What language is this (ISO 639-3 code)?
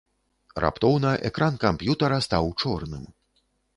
bel